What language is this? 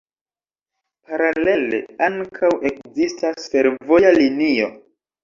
Esperanto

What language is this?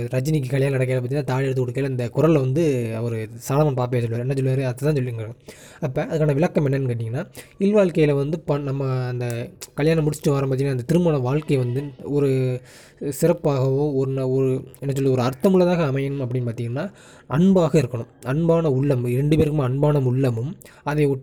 Tamil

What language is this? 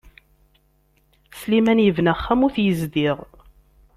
Kabyle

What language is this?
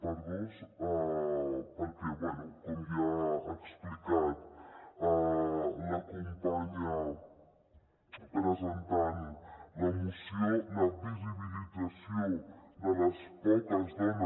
Catalan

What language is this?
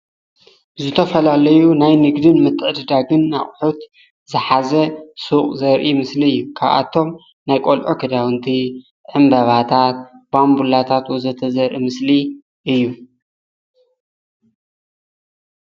Tigrinya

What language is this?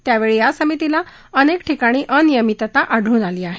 Marathi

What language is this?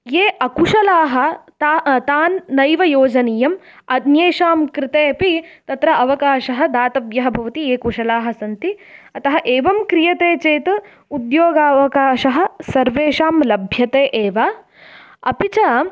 Sanskrit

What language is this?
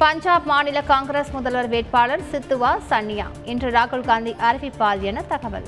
Tamil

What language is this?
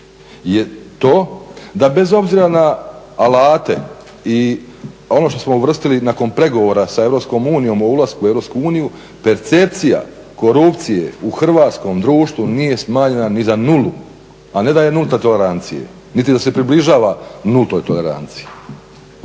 Croatian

